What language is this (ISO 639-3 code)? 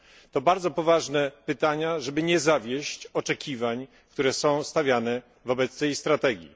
pol